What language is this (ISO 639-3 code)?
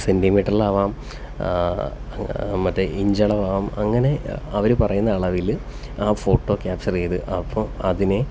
mal